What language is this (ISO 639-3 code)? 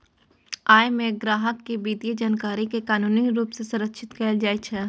mai